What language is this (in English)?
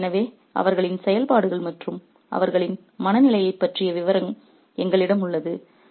Tamil